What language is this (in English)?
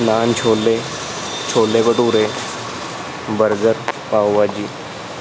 Punjabi